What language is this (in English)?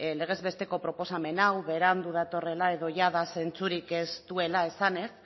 Basque